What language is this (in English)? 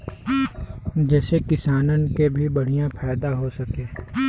Bhojpuri